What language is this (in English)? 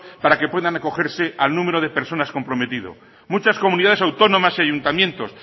Spanish